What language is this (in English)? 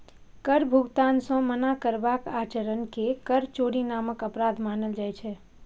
Maithili